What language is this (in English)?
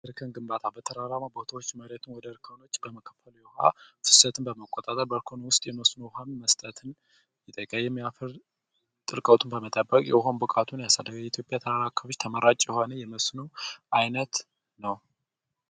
Amharic